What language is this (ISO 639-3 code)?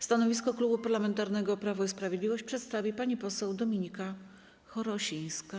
pol